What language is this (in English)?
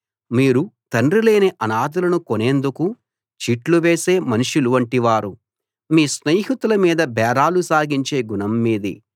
Telugu